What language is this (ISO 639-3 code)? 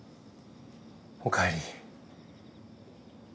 jpn